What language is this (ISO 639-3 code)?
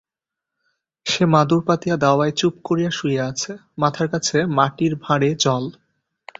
ben